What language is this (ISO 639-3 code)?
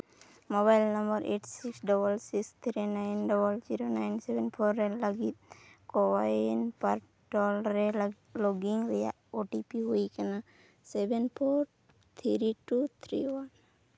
sat